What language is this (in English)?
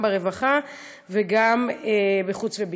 Hebrew